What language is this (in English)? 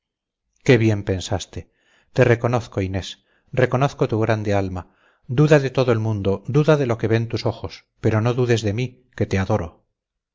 Spanish